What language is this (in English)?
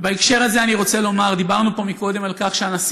Hebrew